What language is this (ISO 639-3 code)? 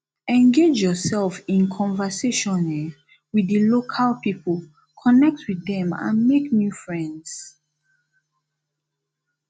pcm